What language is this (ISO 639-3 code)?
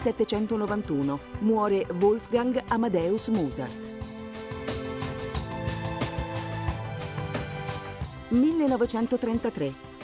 ita